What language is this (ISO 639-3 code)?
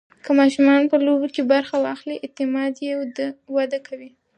pus